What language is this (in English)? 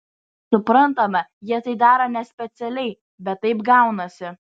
Lithuanian